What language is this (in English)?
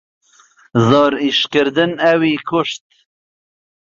Central Kurdish